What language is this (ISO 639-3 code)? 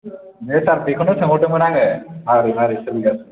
brx